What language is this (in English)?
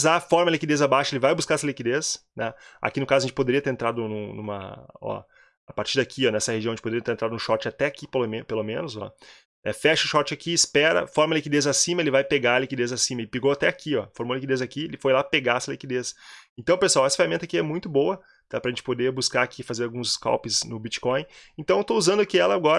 Portuguese